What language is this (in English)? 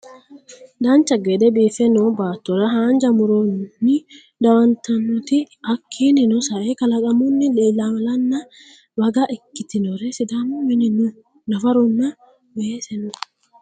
Sidamo